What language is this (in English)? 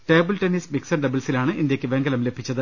Malayalam